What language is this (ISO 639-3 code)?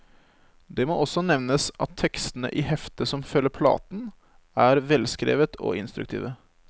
nor